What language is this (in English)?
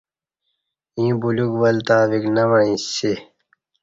Kati